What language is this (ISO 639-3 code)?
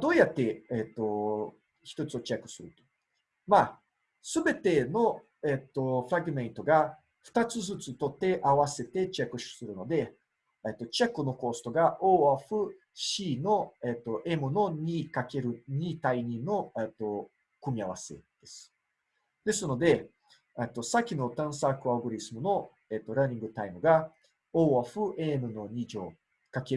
jpn